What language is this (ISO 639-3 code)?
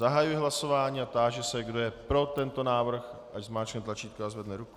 ces